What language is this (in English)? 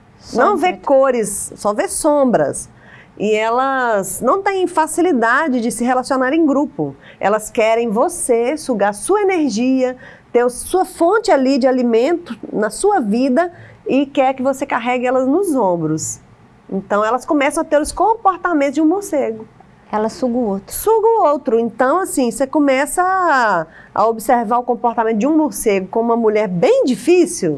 Portuguese